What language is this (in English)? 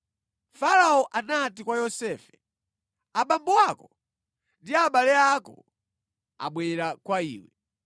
Nyanja